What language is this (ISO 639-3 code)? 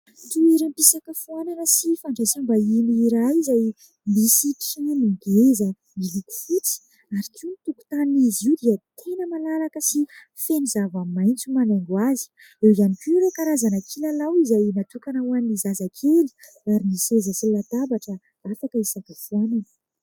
mlg